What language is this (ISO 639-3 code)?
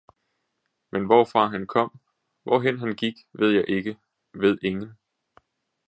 dan